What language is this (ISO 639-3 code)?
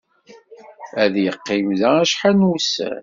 kab